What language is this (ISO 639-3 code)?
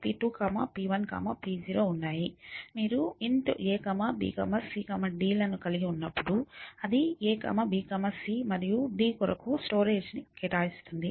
tel